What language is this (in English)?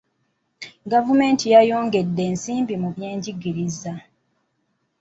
Ganda